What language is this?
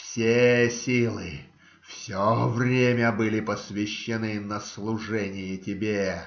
Russian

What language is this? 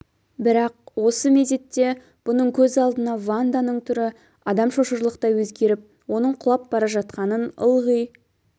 Kazakh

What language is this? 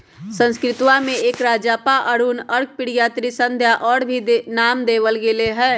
Magahi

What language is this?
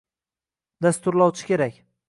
Uzbek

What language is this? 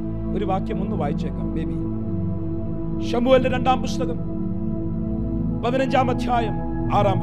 Malayalam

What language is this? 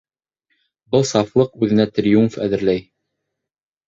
Bashkir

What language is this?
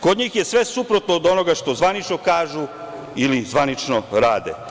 Serbian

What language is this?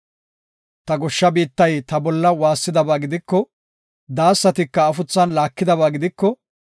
Gofa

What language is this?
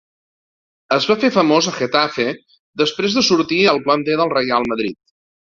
Catalan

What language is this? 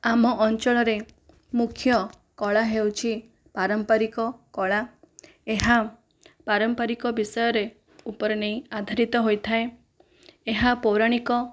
Odia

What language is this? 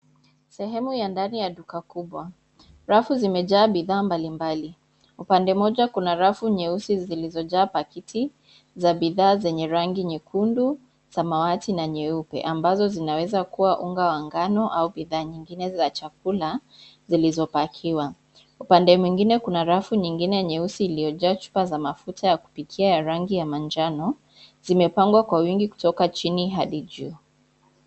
Swahili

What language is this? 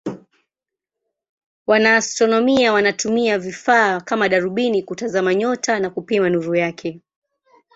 Swahili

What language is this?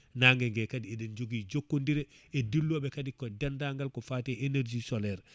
Fula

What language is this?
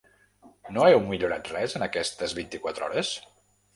Catalan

